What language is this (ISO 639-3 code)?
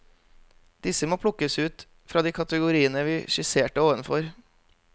nor